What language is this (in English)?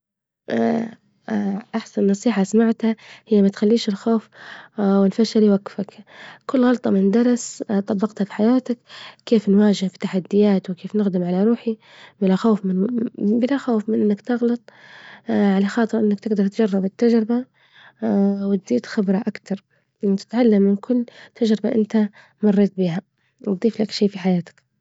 Libyan Arabic